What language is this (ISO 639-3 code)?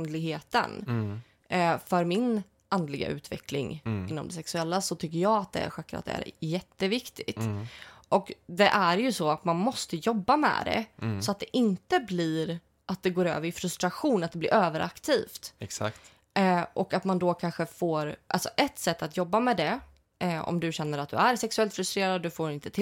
swe